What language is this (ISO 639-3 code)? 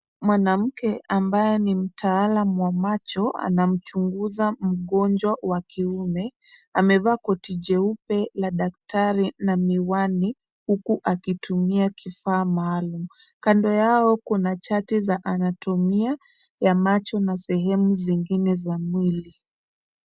swa